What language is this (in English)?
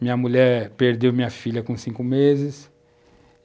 Portuguese